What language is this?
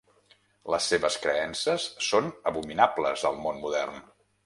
Catalan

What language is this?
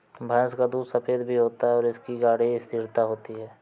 Hindi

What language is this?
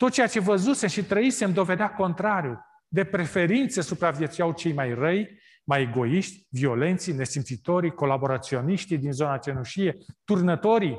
Romanian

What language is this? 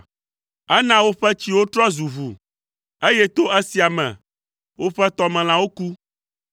Ewe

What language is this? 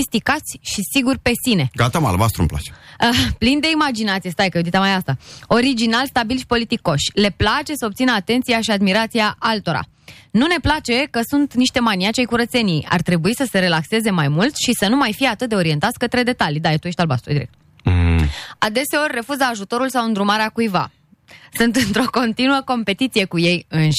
Romanian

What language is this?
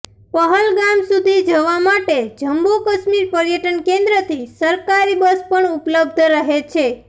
Gujarati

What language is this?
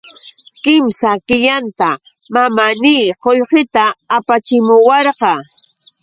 Yauyos Quechua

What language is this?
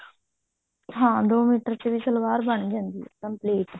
Punjabi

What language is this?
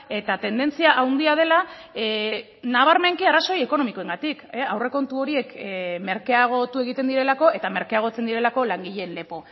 Basque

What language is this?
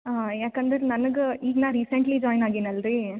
Kannada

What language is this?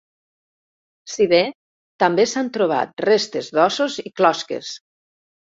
Catalan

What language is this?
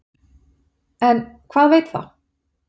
Icelandic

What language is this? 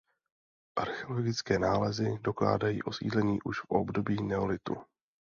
Czech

